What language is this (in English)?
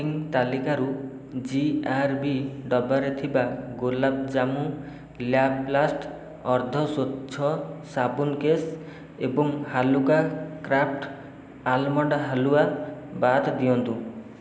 Odia